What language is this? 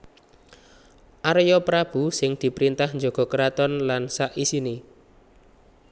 Javanese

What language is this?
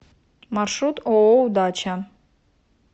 Russian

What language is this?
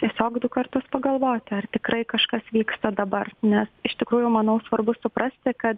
Lithuanian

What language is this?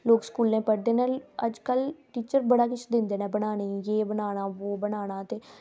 Dogri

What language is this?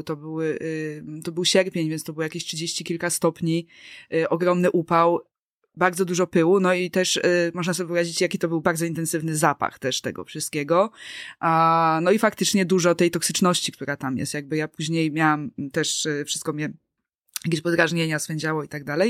Polish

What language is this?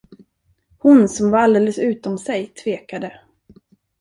Swedish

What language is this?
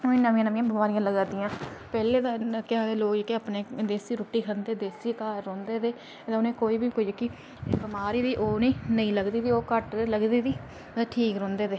Dogri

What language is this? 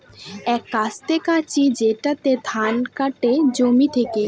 Bangla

